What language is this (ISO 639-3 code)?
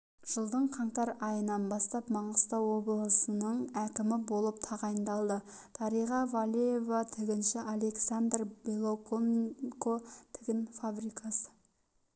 kaz